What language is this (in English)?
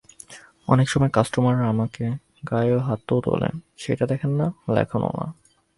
Bangla